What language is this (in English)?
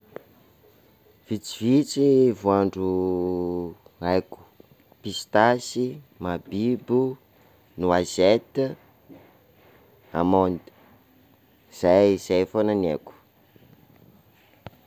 Sakalava Malagasy